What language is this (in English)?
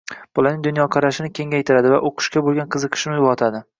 Uzbek